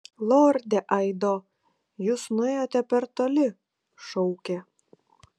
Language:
Lithuanian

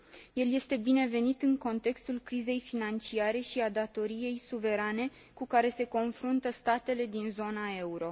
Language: Romanian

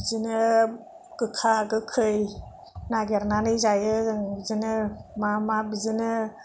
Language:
Bodo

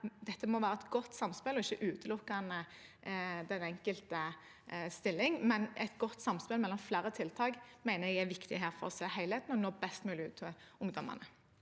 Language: Norwegian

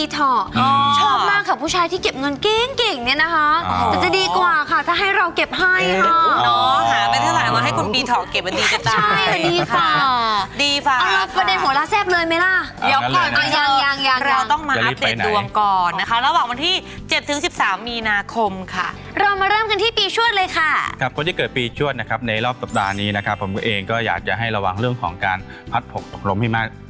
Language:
Thai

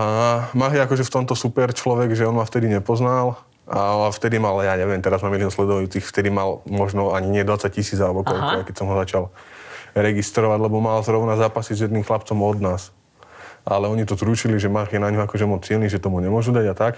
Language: Slovak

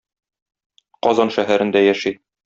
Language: Tatar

